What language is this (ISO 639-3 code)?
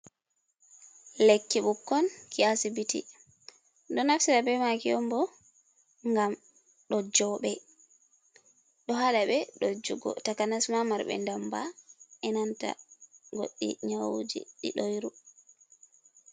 ful